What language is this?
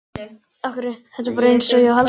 Icelandic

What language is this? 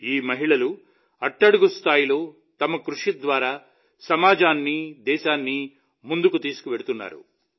Telugu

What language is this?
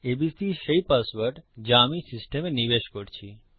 Bangla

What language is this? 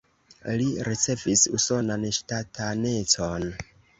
Esperanto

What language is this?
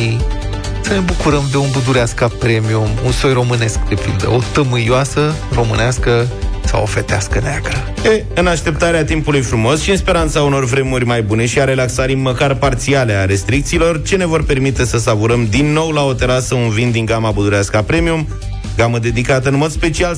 Romanian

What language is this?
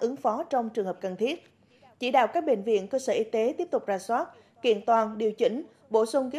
Vietnamese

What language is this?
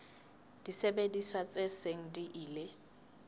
Southern Sotho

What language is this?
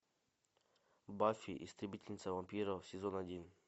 Russian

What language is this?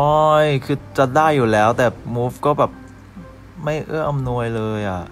Thai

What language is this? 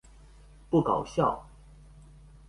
Chinese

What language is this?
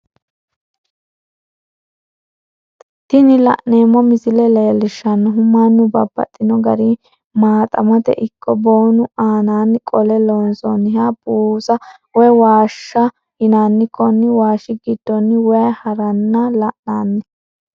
Sidamo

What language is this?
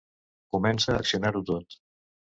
Catalan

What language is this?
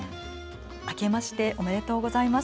Japanese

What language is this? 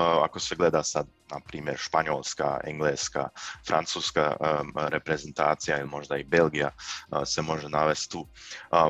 Croatian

